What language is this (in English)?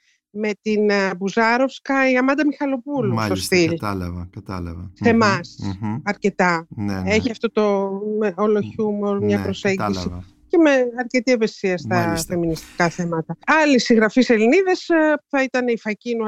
Greek